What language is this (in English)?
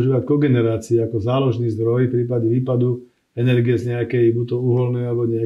Slovak